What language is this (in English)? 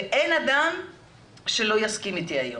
Hebrew